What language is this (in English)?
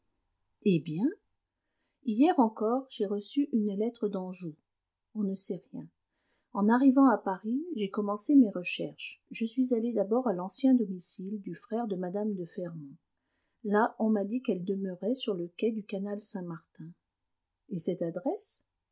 French